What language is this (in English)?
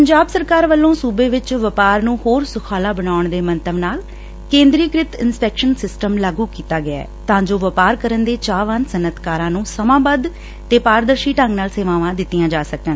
Punjabi